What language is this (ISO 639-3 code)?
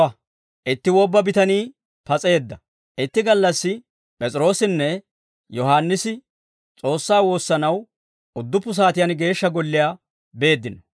dwr